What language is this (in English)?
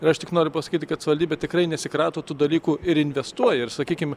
Lithuanian